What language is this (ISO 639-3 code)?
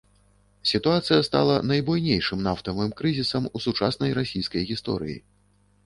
bel